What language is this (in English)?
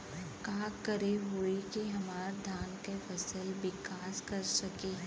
Bhojpuri